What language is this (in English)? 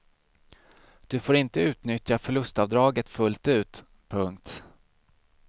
Swedish